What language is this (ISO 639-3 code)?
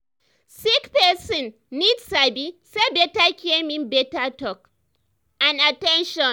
pcm